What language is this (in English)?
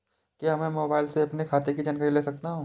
Hindi